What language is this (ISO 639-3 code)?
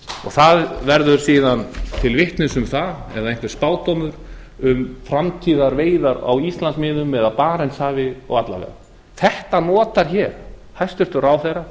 isl